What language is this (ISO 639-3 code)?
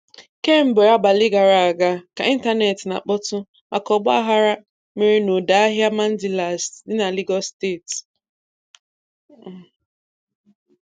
ibo